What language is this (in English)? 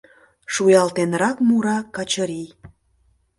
Mari